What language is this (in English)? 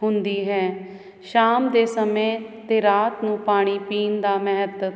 Punjabi